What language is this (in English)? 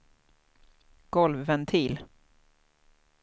Swedish